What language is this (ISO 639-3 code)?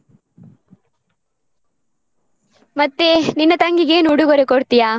kan